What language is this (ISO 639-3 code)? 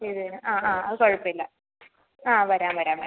mal